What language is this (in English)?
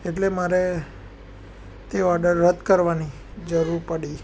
Gujarati